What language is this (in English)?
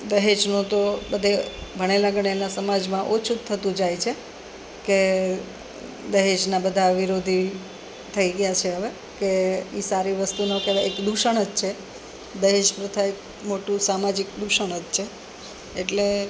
Gujarati